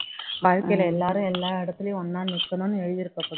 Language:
Tamil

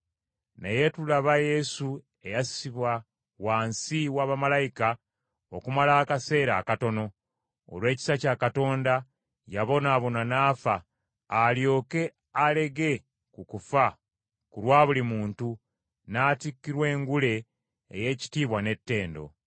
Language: Ganda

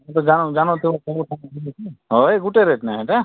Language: Odia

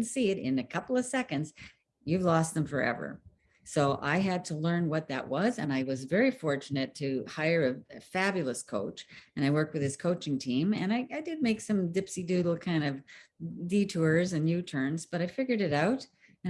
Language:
English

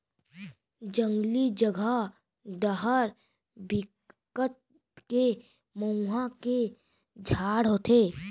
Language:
Chhattisgarhi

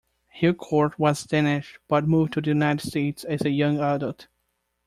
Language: English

